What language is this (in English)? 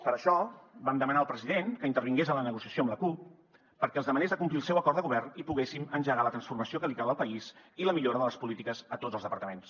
Catalan